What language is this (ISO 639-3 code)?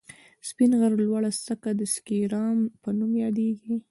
pus